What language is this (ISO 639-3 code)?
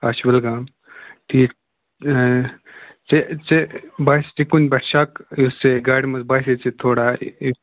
kas